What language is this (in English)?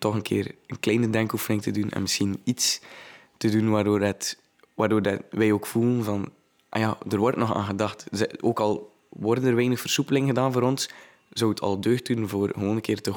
Dutch